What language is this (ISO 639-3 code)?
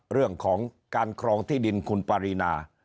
tha